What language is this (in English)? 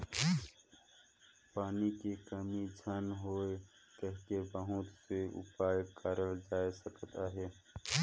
Chhattisgarhi